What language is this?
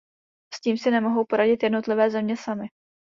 Czech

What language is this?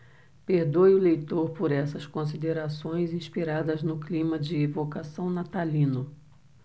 Portuguese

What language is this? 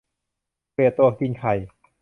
Thai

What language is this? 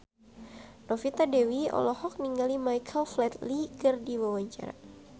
Sundanese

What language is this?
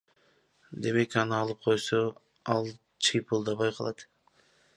Kyrgyz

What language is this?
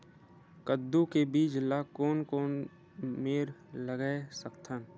Chhattisgarhi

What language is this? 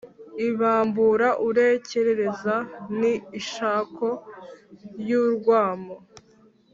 Kinyarwanda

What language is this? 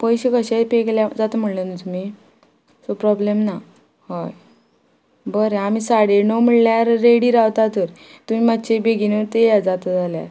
Konkani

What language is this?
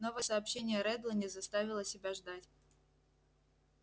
Russian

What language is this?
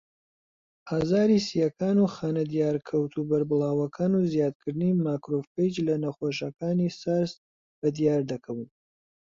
Central Kurdish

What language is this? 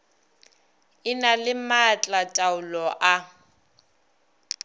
Northern Sotho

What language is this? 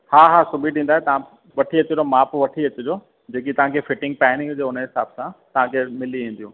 Sindhi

